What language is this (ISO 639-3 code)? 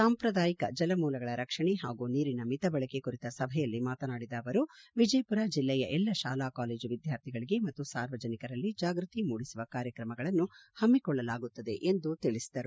kan